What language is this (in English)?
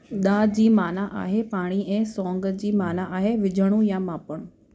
Sindhi